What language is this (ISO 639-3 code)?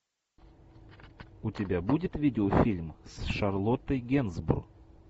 rus